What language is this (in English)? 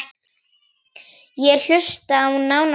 Icelandic